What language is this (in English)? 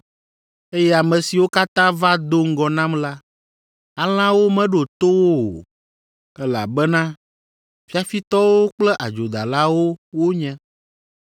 Ewe